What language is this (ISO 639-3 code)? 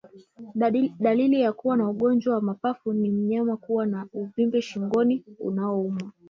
swa